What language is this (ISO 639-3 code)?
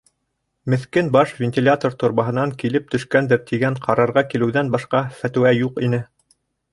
bak